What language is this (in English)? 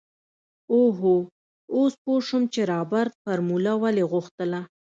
Pashto